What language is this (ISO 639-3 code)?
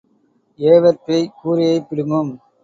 tam